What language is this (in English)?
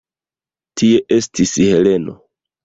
Esperanto